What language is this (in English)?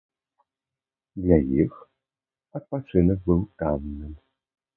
Belarusian